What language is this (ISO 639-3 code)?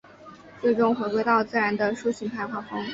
zho